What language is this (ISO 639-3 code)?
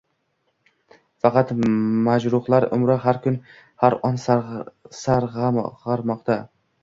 uzb